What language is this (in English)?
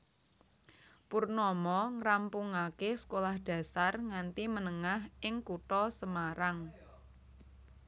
Javanese